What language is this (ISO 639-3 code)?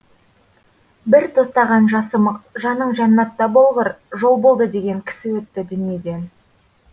kaz